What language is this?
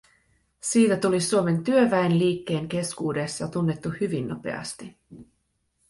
Finnish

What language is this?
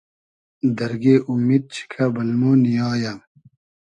Hazaragi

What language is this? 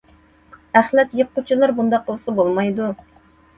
Uyghur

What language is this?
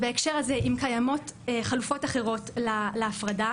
Hebrew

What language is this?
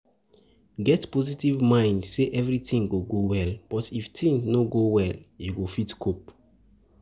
Nigerian Pidgin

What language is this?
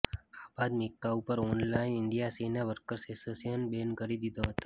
Gujarati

